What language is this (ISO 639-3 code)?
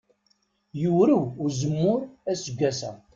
kab